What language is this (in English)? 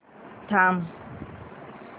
Marathi